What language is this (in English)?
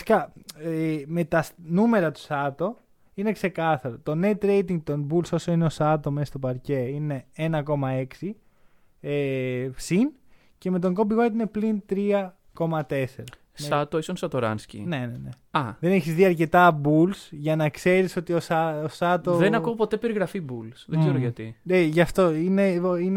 Greek